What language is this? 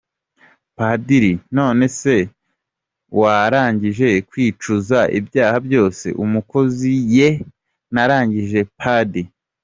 Kinyarwanda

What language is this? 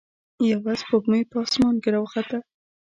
Pashto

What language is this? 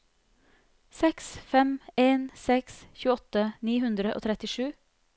Norwegian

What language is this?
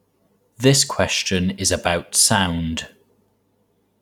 English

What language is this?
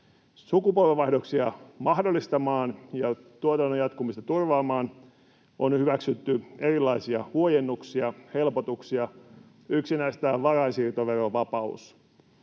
Finnish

